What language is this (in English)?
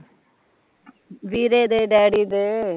Punjabi